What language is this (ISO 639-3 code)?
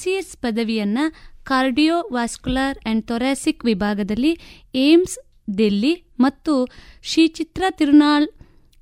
kan